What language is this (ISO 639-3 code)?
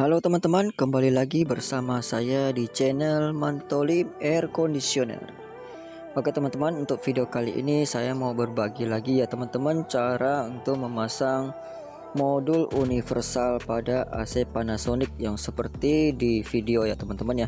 ind